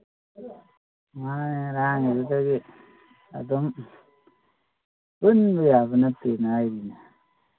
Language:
Manipuri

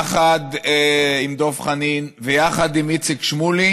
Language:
Hebrew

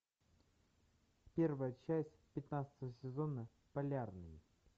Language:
Russian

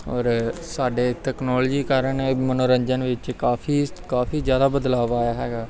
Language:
Punjabi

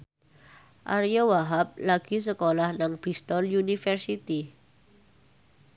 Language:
Javanese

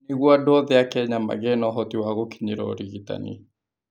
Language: Kikuyu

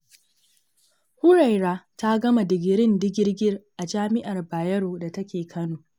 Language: Hausa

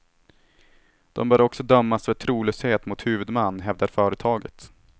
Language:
Swedish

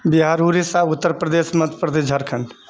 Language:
Maithili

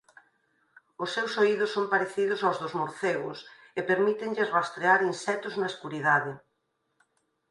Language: Galician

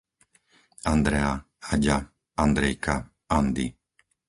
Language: Slovak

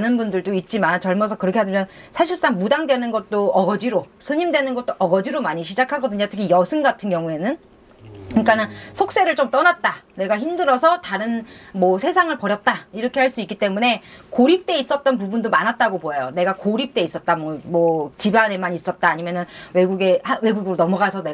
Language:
Korean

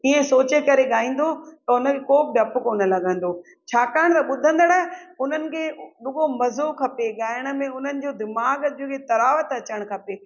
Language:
Sindhi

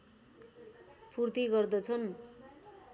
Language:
Nepali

